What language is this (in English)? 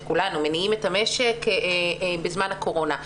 Hebrew